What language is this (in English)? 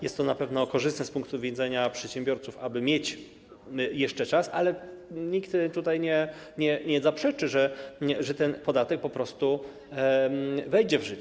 Polish